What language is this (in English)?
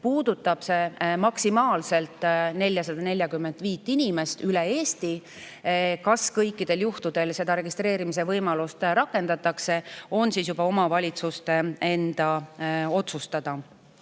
Estonian